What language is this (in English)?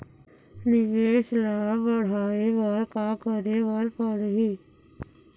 Chhattisgarhi